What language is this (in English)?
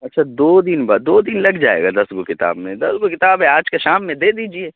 Urdu